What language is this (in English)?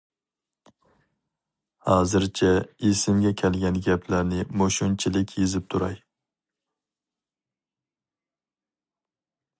Uyghur